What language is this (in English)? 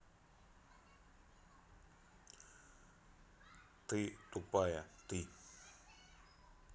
Russian